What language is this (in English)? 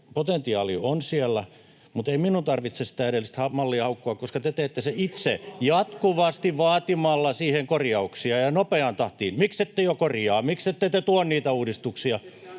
Finnish